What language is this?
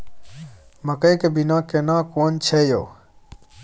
Maithili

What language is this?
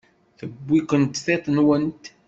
Kabyle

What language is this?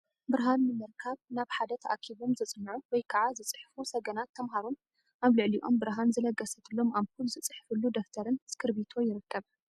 Tigrinya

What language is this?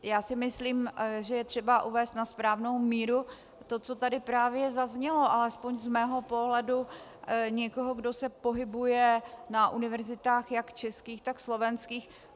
Czech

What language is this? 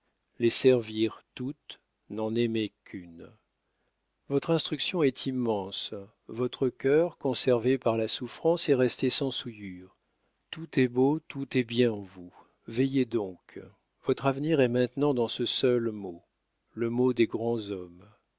French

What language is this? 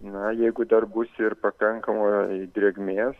Lithuanian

